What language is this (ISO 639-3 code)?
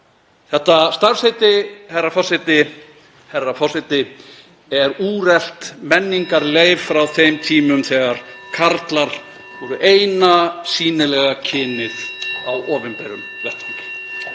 isl